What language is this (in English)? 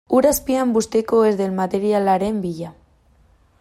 Basque